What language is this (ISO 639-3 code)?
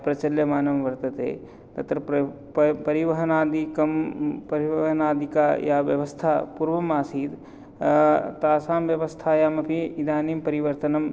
san